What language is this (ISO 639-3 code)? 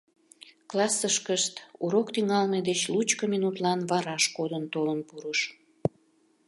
chm